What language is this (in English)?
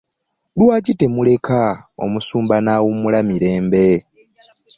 Ganda